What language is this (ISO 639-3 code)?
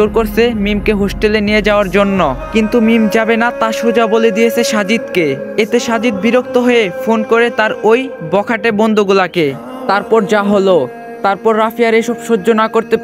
por